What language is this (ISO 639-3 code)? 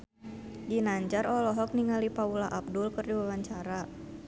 sun